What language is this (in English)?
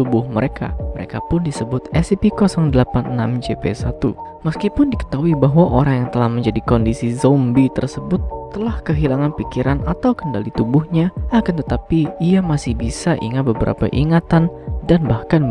Indonesian